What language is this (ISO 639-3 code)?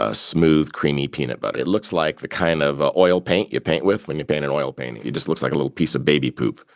eng